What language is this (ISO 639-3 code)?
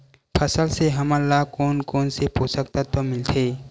hne